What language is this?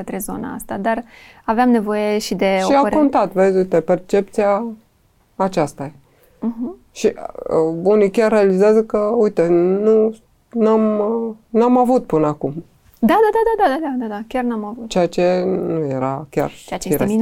Romanian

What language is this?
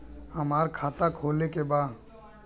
Bhojpuri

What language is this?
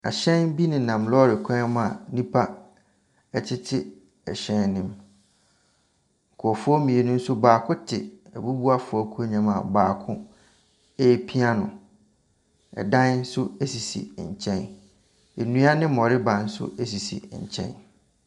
Akan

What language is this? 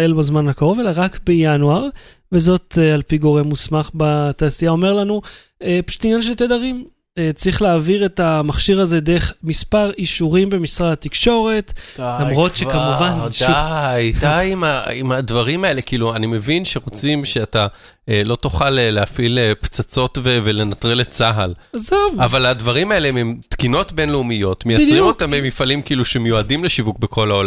Hebrew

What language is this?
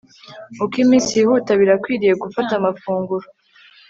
Kinyarwanda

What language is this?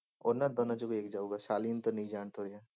Punjabi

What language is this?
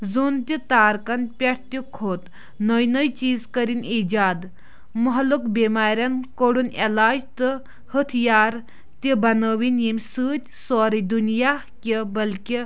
Kashmiri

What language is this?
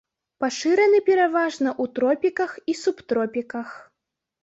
Belarusian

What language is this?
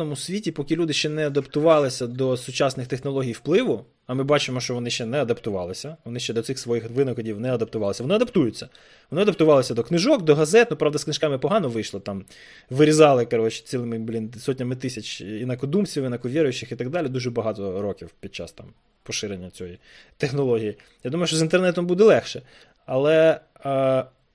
Ukrainian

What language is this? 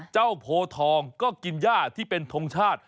Thai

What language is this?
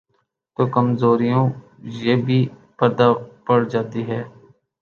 Urdu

